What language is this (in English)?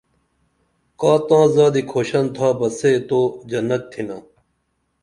Dameli